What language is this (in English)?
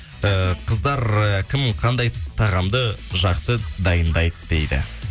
Kazakh